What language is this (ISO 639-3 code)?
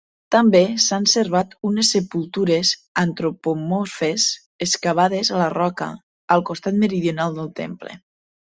cat